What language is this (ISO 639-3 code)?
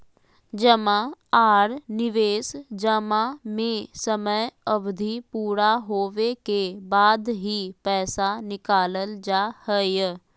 mag